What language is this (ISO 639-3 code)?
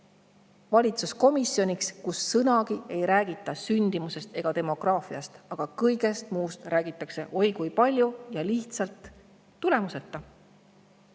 est